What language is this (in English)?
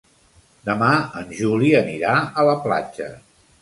Catalan